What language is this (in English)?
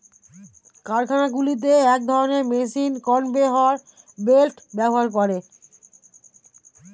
Bangla